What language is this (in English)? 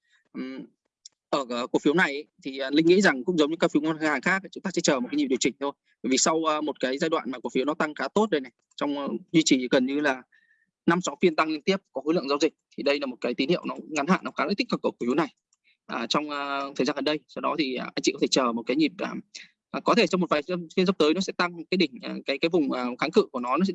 Vietnamese